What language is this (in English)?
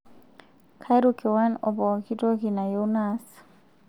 Masai